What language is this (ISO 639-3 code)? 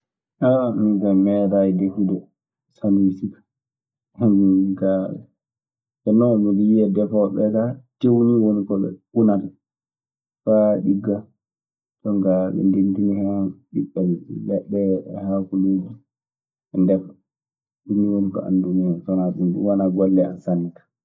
ffm